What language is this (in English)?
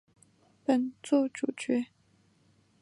Chinese